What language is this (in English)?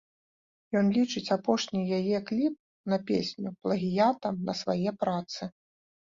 Belarusian